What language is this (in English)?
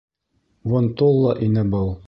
Bashkir